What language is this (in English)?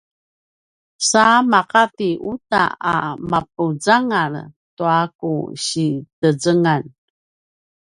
Paiwan